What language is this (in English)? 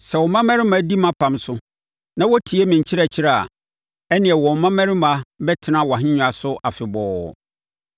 Akan